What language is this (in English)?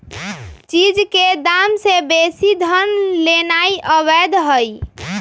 Magahi